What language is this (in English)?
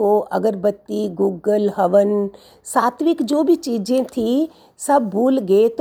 Hindi